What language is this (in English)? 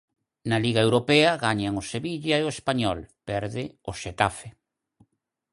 Galician